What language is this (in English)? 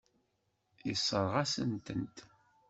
Kabyle